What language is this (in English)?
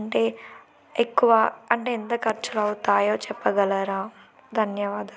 Telugu